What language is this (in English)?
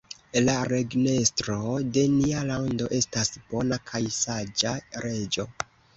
Esperanto